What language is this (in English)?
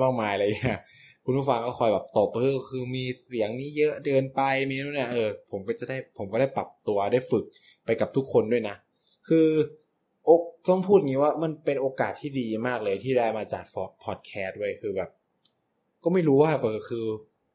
Thai